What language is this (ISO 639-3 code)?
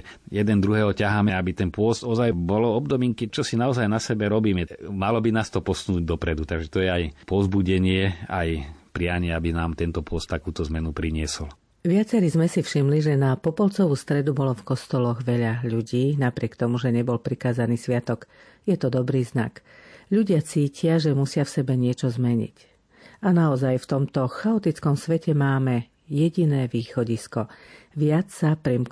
slk